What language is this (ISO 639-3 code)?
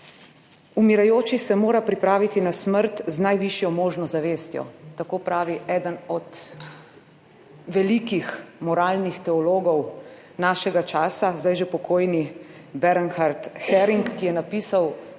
slv